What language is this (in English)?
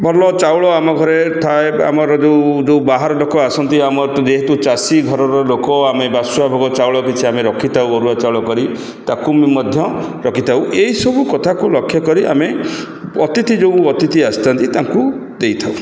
Odia